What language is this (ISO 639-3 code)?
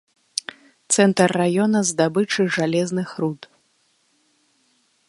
bel